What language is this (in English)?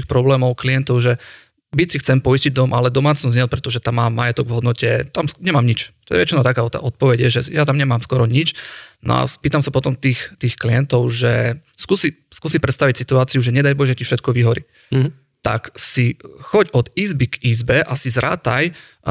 Slovak